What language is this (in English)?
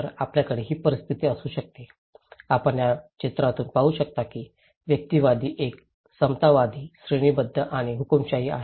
Marathi